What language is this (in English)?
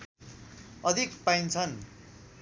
Nepali